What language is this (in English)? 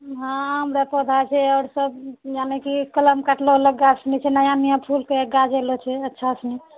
Maithili